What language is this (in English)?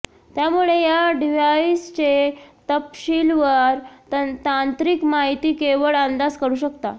Marathi